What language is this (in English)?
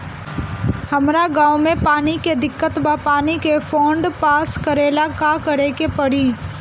Bhojpuri